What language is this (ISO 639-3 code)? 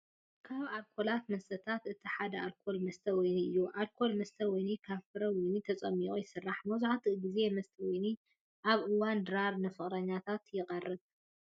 tir